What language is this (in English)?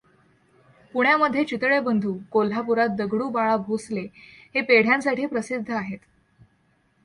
Marathi